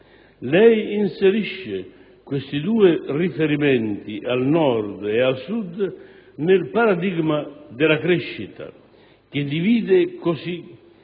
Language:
Italian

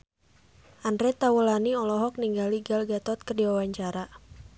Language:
Sundanese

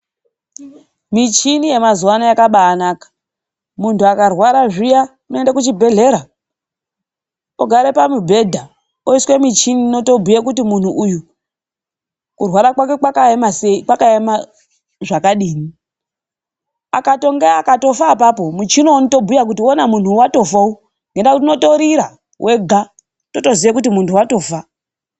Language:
Ndau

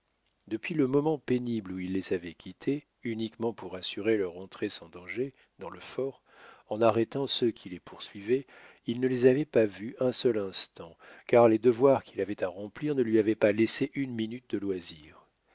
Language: French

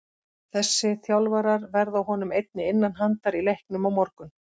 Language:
Icelandic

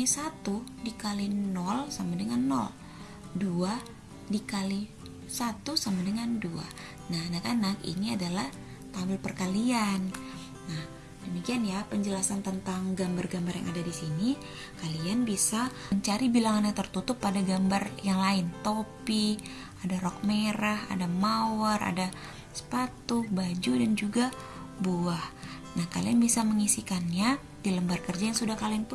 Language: Indonesian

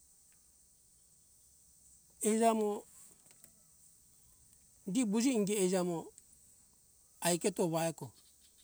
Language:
Hunjara-Kaina Ke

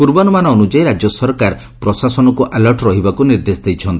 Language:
Odia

